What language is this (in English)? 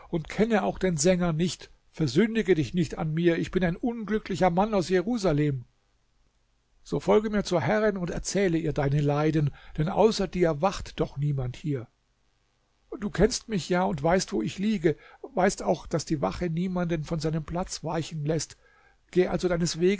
German